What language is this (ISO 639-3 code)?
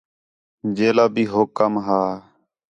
xhe